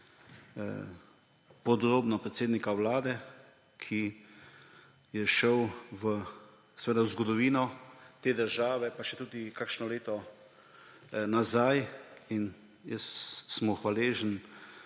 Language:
Slovenian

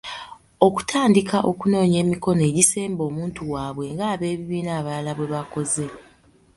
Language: Ganda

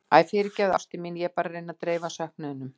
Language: Icelandic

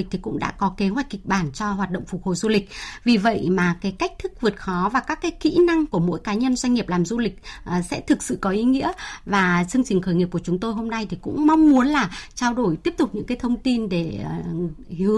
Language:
Vietnamese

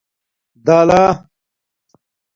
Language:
Domaaki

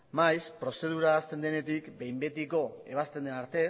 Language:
Basque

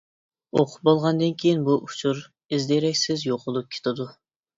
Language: Uyghur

